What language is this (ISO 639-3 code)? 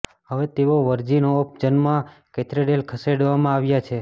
guj